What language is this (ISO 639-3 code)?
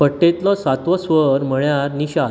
kok